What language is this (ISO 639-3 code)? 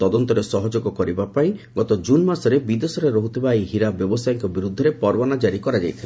ori